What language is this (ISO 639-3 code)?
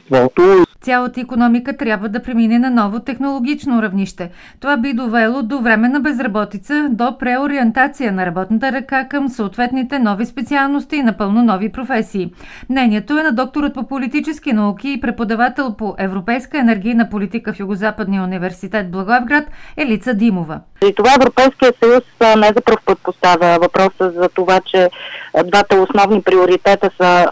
bul